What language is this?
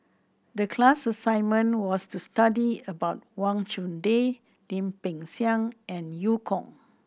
English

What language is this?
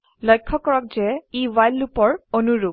Assamese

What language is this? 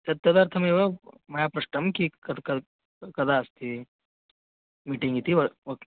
Sanskrit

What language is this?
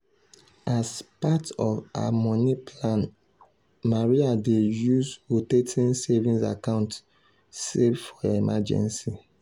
Nigerian Pidgin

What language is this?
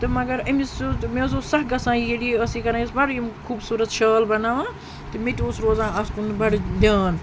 Kashmiri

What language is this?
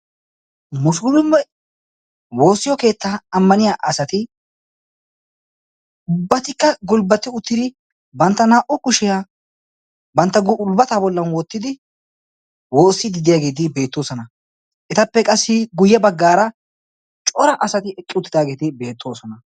Wolaytta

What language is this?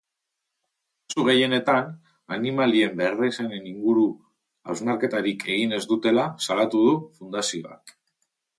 Basque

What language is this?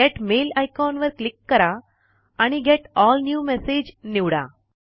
Marathi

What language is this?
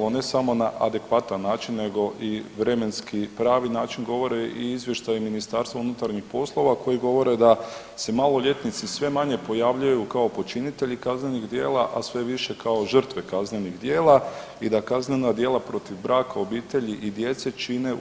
Croatian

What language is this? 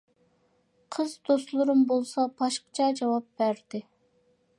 Uyghur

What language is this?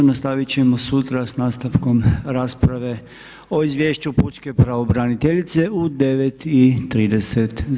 Croatian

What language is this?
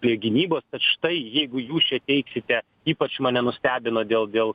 Lithuanian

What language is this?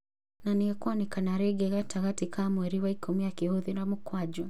Kikuyu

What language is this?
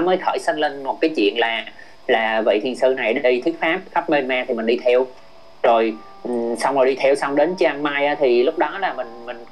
Vietnamese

